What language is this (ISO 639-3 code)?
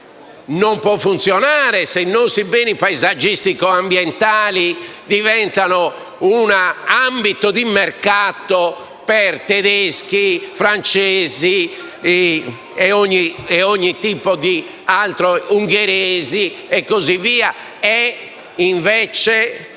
ita